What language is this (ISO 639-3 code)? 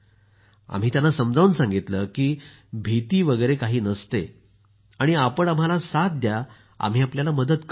mar